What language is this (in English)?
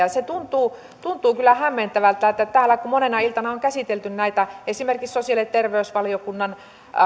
Finnish